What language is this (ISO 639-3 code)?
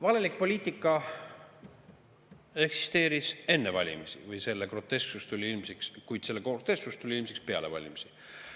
est